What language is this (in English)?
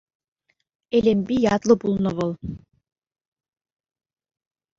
Chuvash